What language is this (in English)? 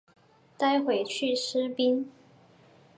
Chinese